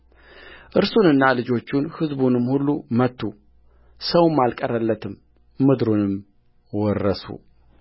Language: Amharic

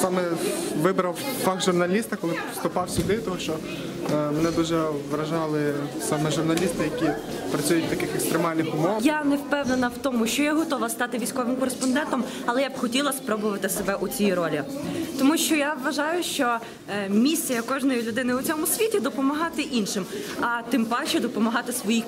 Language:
Ukrainian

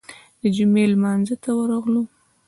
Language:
Pashto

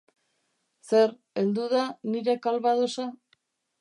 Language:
Basque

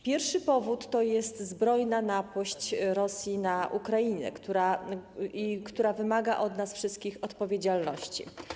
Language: Polish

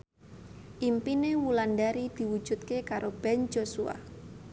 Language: Javanese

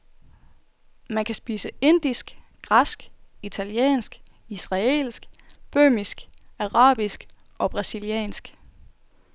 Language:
Danish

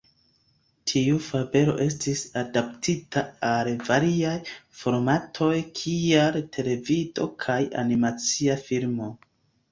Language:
Esperanto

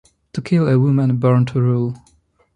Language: English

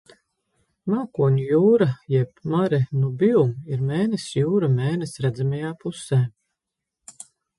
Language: Latvian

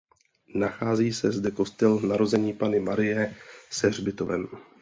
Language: Czech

